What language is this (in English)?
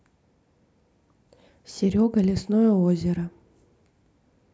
Russian